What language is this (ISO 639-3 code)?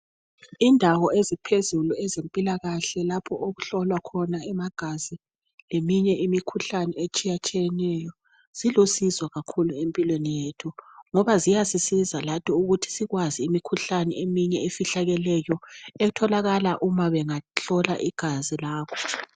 nde